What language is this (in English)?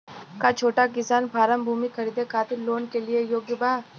Bhojpuri